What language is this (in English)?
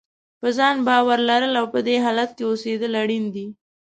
Pashto